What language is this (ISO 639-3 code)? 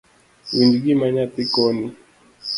luo